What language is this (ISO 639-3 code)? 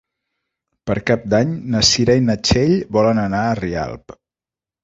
cat